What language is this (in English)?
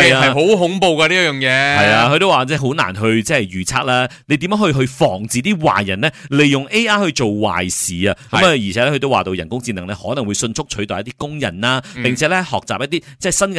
Chinese